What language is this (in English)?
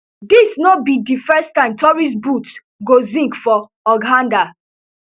Nigerian Pidgin